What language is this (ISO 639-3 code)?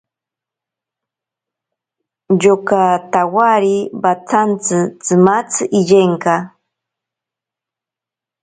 prq